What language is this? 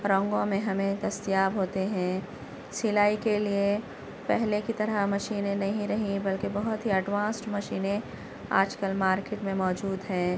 Urdu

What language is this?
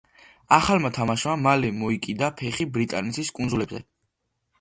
Georgian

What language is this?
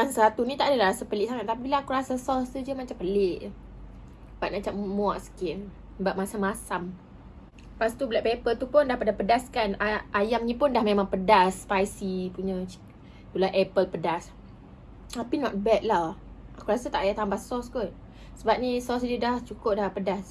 Malay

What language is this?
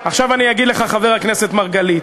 Hebrew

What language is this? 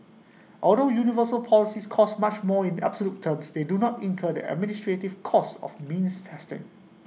English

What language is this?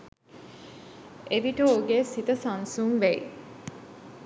Sinhala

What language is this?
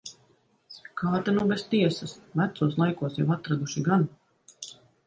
Latvian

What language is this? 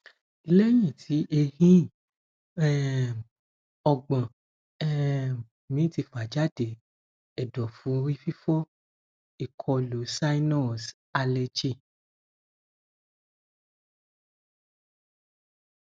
Yoruba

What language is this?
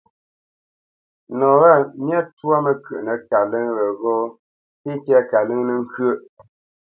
Bamenyam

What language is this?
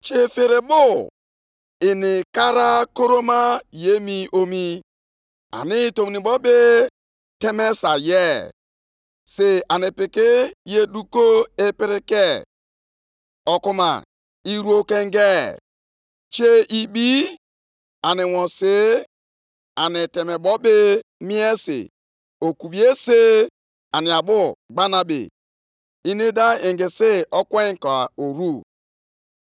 Igbo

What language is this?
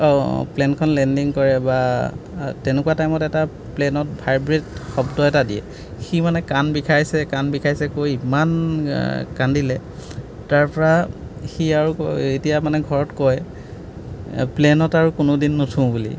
Assamese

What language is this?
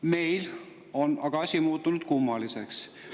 Estonian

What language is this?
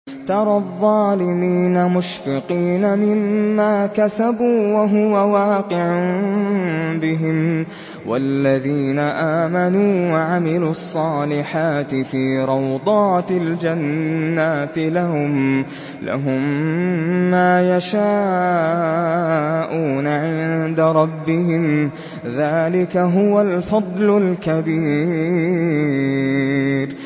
Arabic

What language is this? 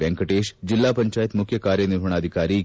Kannada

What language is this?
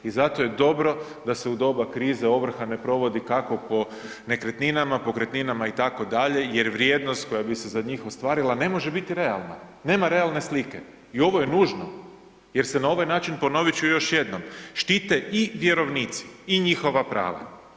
Croatian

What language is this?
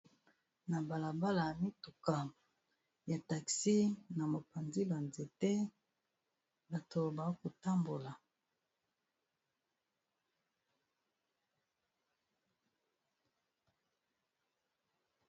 Lingala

